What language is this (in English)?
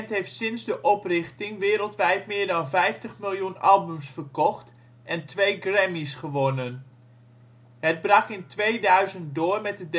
Dutch